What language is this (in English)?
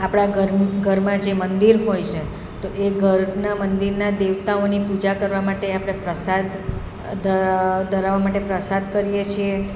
Gujarati